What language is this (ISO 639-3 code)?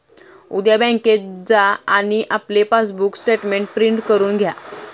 mar